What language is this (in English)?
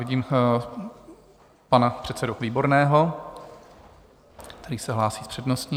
Czech